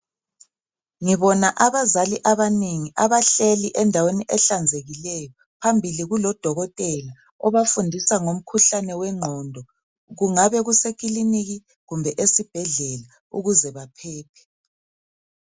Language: North Ndebele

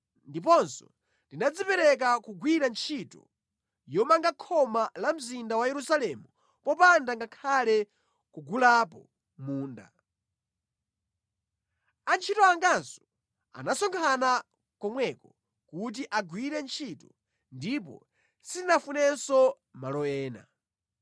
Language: Nyanja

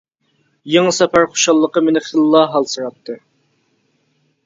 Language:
Uyghur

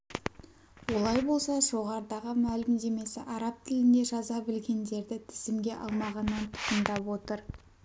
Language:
Kazakh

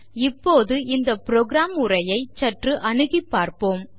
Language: Tamil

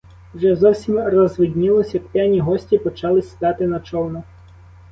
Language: Ukrainian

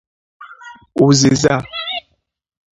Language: Igbo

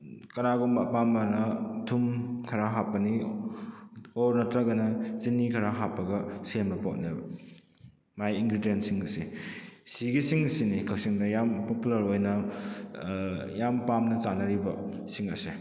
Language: Manipuri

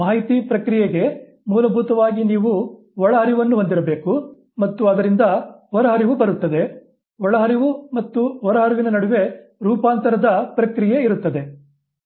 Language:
Kannada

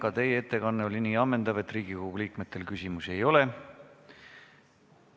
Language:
Estonian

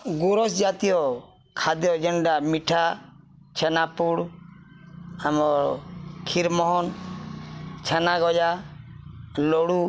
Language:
Odia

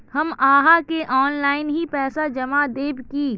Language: Magahi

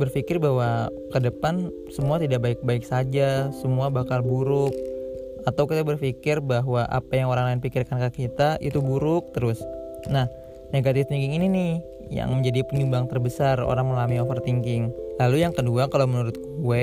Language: Indonesian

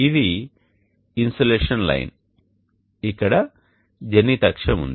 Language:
Telugu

